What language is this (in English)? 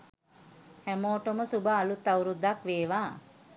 Sinhala